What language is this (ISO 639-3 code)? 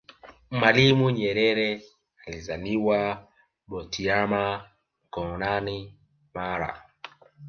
swa